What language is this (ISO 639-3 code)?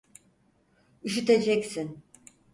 tur